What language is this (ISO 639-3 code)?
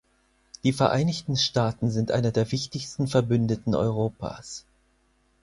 deu